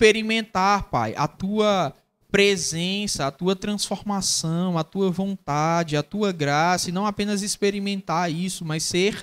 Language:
Portuguese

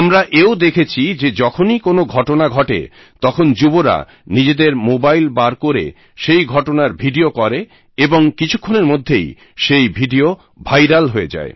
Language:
Bangla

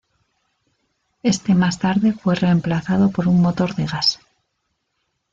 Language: Spanish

